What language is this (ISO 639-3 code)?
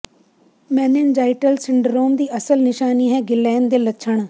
pan